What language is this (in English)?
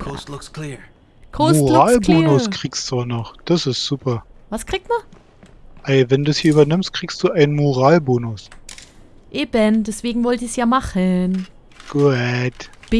German